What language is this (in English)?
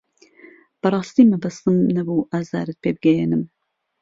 Central Kurdish